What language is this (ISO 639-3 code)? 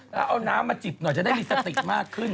tha